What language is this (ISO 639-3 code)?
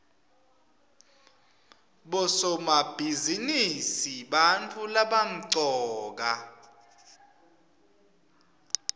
ssw